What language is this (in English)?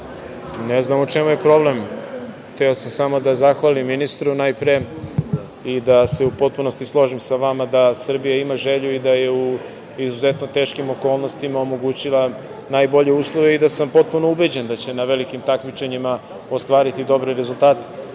Serbian